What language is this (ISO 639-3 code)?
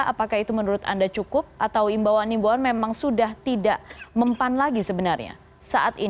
ind